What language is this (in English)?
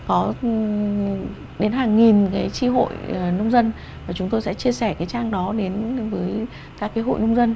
Vietnamese